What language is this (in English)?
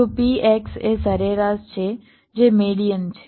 Gujarati